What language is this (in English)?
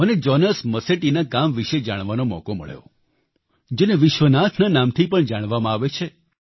Gujarati